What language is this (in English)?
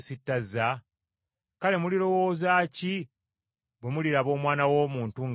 Ganda